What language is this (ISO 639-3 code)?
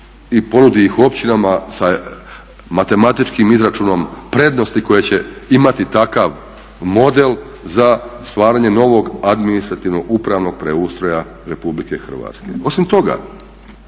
hrv